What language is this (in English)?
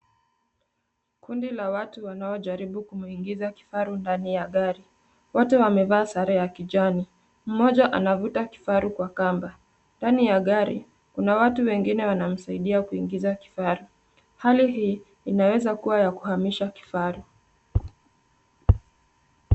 Swahili